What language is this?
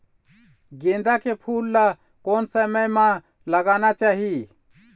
Chhattisgarhi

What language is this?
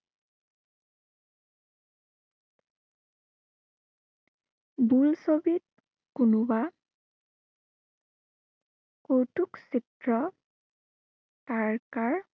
Assamese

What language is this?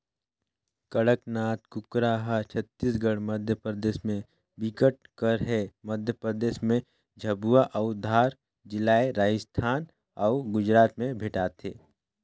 Chhattisgarhi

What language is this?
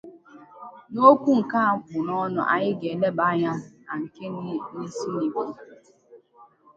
Igbo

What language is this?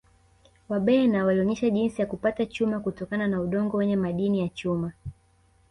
Swahili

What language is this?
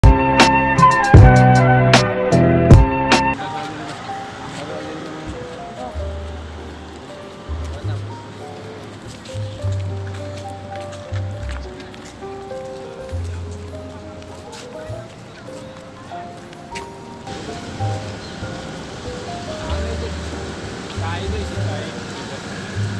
Arabic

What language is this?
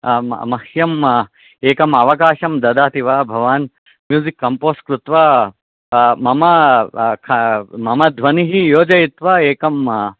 Sanskrit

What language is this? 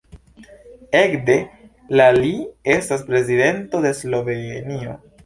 Esperanto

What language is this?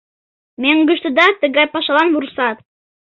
Mari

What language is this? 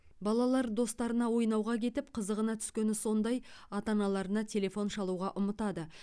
Kazakh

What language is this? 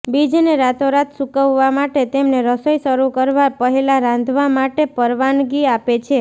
Gujarati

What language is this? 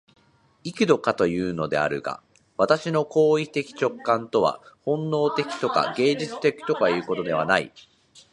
Japanese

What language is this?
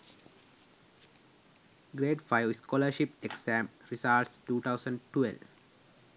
Sinhala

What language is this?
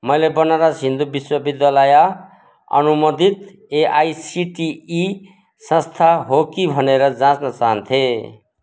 Nepali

